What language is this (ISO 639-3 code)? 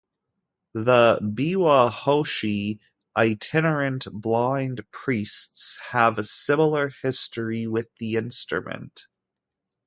eng